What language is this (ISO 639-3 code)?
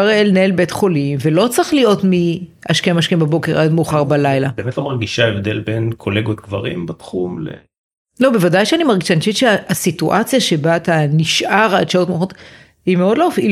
heb